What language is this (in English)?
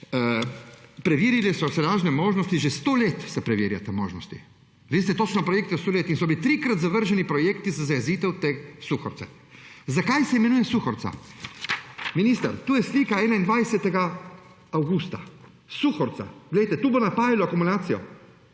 Slovenian